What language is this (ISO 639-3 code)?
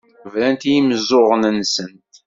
kab